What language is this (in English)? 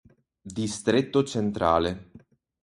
Italian